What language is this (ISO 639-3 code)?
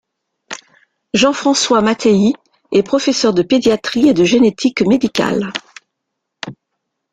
fra